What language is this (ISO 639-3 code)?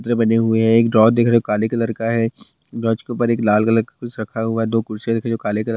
hin